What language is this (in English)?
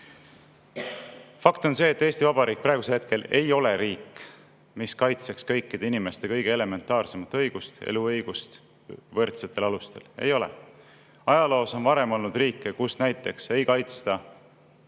Estonian